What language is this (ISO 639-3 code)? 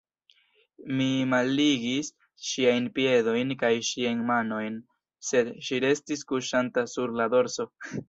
epo